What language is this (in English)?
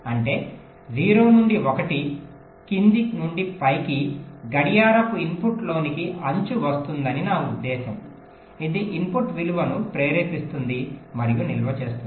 Telugu